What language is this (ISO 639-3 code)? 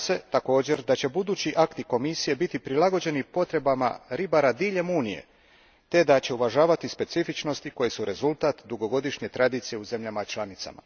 hrv